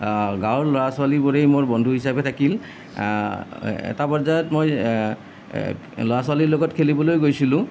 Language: Assamese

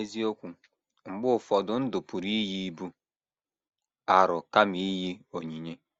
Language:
Igbo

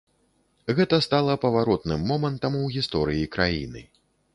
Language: Belarusian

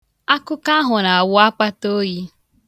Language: Igbo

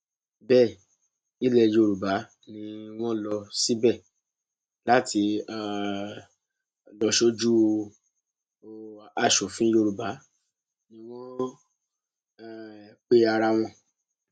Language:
Yoruba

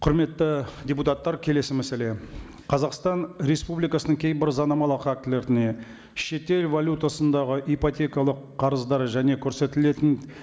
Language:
Kazakh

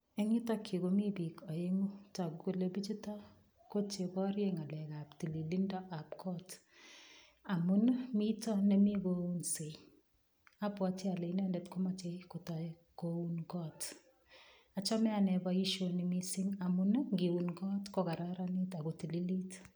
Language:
Kalenjin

